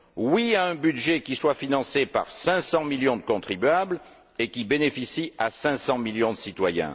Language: French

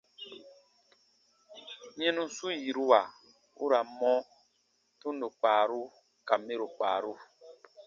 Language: Baatonum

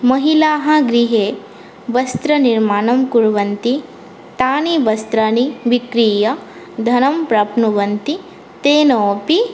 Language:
Sanskrit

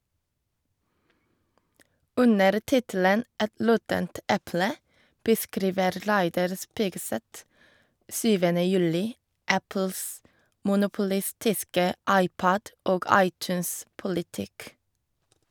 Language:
Norwegian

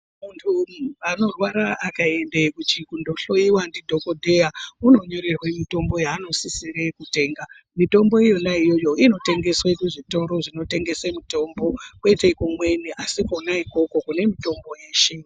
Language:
Ndau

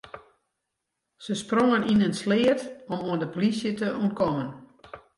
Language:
Western Frisian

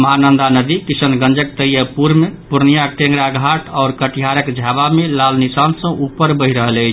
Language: Maithili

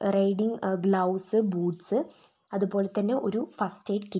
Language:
Malayalam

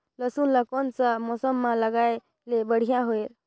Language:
Chhattisgarhi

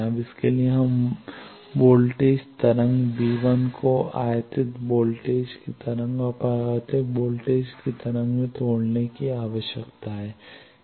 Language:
Hindi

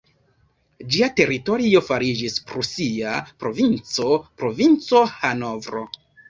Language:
Esperanto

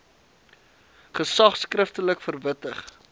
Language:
Afrikaans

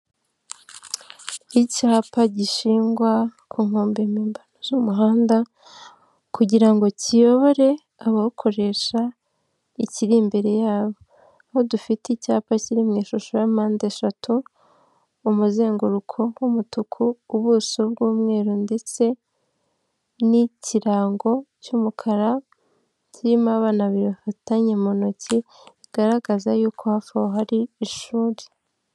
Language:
Kinyarwanda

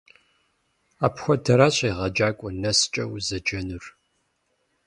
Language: Kabardian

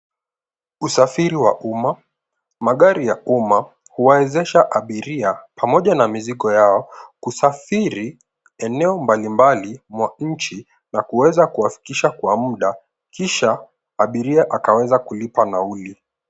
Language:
Swahili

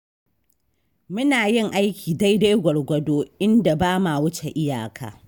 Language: Hausa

